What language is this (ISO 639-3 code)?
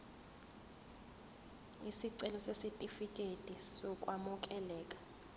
zul